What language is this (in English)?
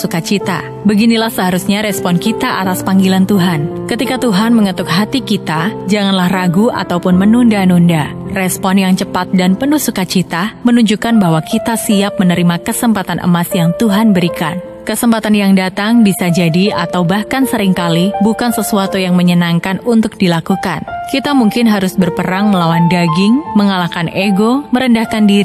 Indonesian